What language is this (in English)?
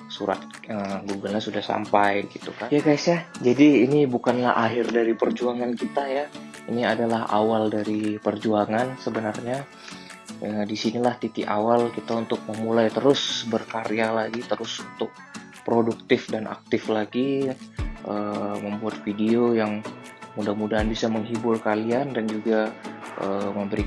Indonesian